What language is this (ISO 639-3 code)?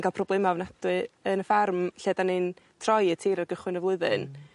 cym